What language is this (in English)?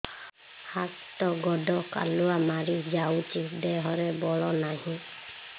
Odia